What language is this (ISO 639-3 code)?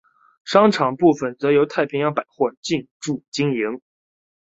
zho